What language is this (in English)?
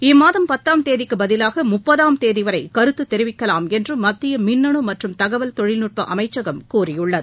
Tamil